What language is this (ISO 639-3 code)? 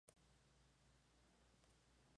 spa